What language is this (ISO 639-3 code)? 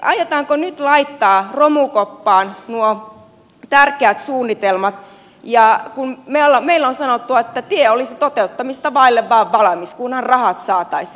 fin